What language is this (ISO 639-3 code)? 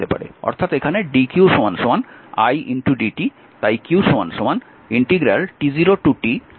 ben